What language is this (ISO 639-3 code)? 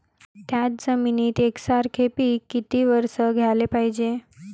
mar